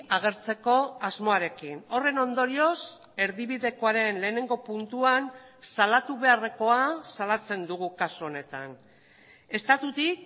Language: Basque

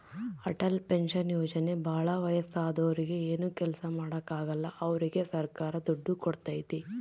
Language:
Kannada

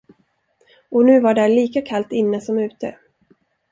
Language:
Swedish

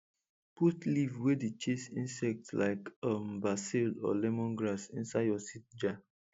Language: Nigerian Pidgin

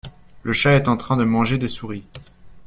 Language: French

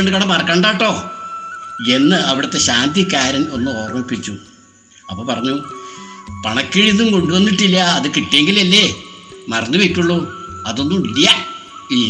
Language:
Malayalam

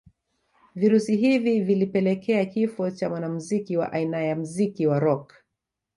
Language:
Swahili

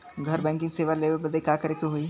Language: Bhojpuri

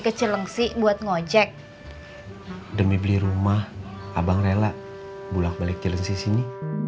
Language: Indonesian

